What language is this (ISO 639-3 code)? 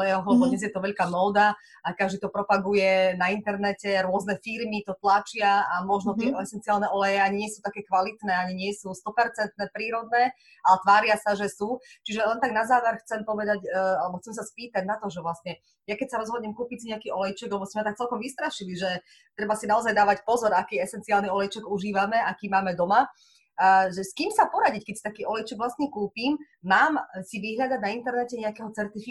slk